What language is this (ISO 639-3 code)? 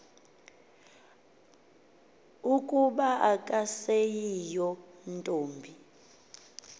xho